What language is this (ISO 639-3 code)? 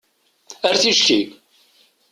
kab